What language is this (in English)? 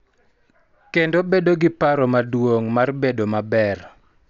Luo (Kenya and Tanzania)